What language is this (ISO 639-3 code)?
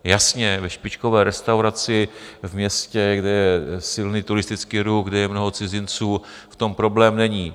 ces